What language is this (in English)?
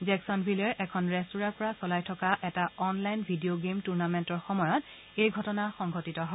Assamese